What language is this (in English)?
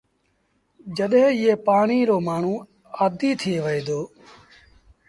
Sindhi Bhil